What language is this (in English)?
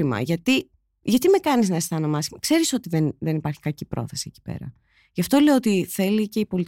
Greek